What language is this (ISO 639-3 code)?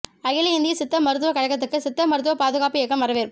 tam